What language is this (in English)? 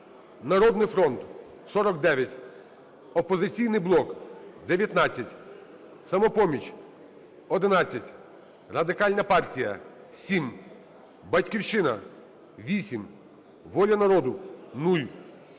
Ukrainian